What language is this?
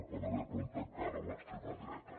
Catalan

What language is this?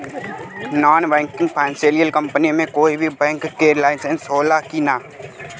Bhojpuri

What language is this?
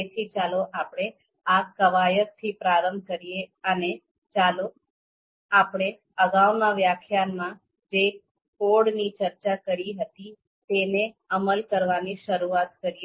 Gujarati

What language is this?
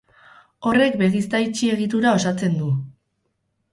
Basque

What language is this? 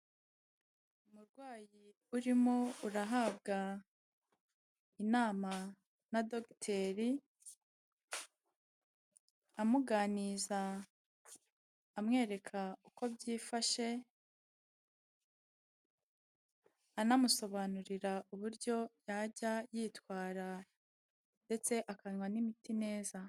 Kinyarwanda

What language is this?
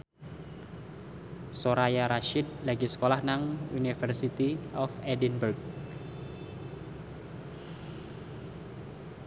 Javanese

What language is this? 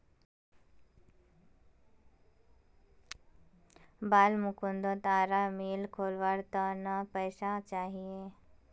Magahi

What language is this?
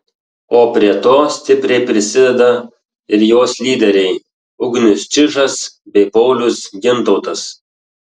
Lithuanian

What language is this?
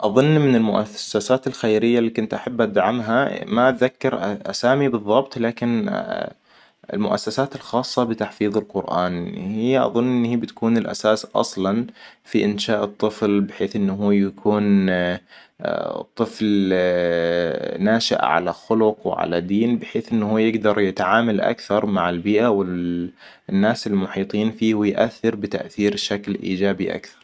Hijazi Arabic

